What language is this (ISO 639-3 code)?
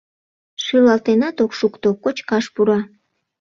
chm